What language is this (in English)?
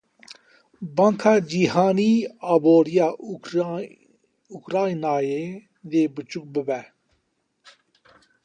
Kurdish